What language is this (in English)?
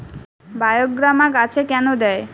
Bangla